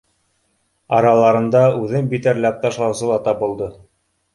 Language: Bashkir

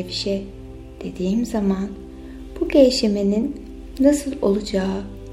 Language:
Turkish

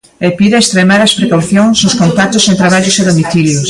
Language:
Galician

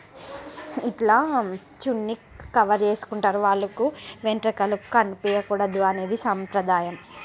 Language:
Telugu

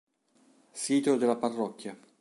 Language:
Italian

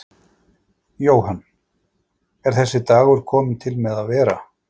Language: Icelandic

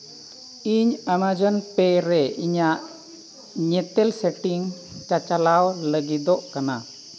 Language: Santali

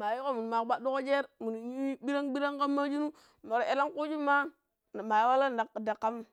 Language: Pero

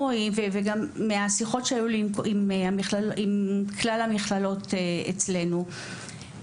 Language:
Hebrew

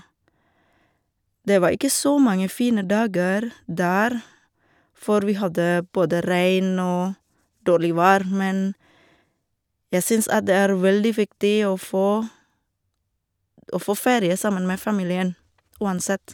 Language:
Norwegian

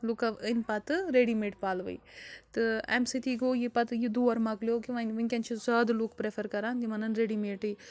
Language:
Kashmiri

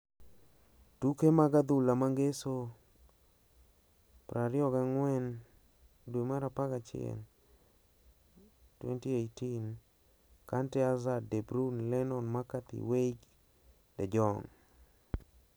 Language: Luo (Kenya and Tanzania)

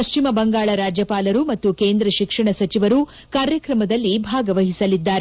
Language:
Kannada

